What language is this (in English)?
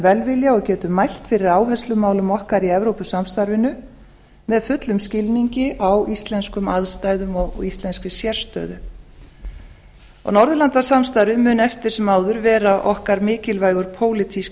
Icelandic